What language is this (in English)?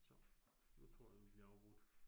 Danish